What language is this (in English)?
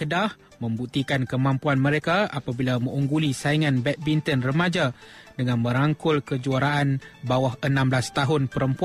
Malay